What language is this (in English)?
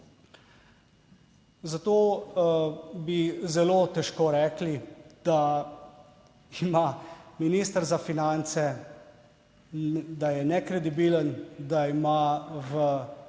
Slovenian